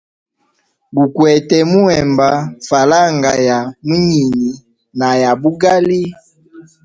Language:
Hemba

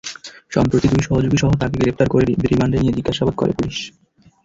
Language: Bangla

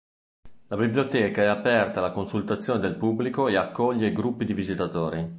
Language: Italian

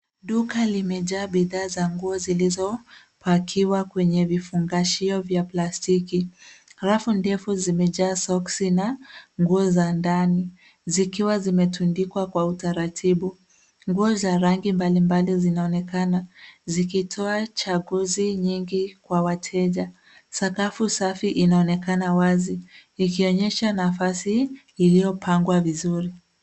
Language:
Swahili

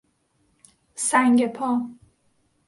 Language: Persian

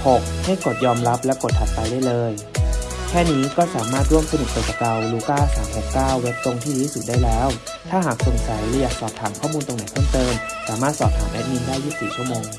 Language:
Thai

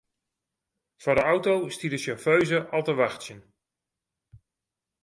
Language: Western Frisian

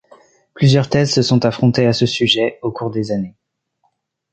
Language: French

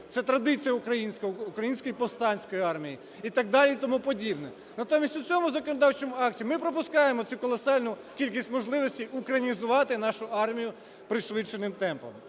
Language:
Ukrainian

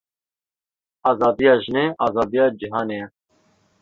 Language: Kurdish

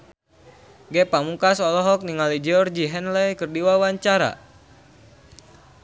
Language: Sundanese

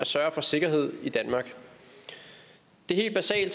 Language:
Danish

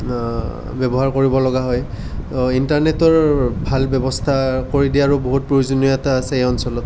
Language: Assamese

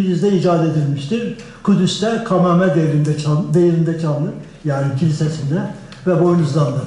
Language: Turkish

